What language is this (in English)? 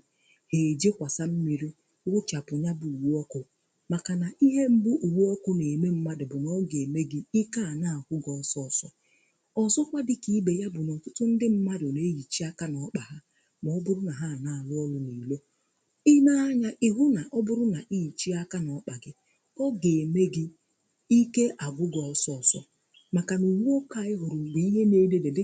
Igbo